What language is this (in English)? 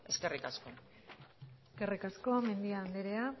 Basque